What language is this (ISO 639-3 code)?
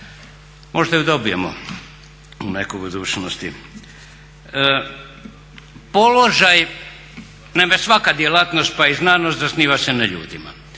hrv